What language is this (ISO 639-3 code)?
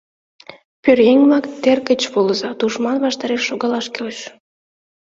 chm